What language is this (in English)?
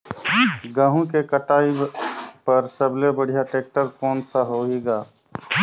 Chhattisgarhi